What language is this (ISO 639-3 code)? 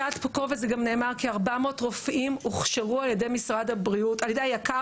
heb